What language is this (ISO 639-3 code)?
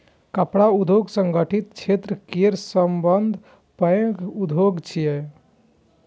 mai